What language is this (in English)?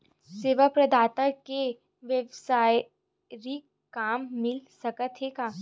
Chhattisgarhi